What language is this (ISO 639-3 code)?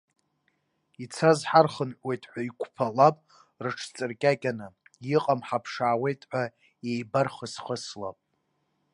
abk